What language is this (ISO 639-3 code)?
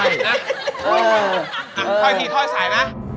tha